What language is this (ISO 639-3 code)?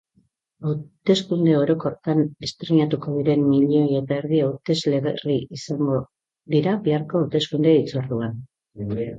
eus